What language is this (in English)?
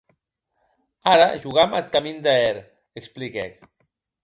Occitan